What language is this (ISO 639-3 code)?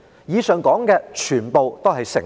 yue